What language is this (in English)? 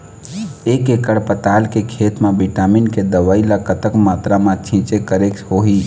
Chhattisgarhi